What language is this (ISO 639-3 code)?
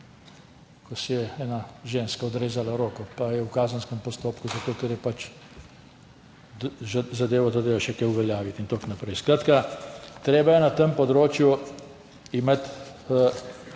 slv